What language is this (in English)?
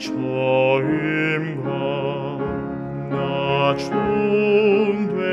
Romanian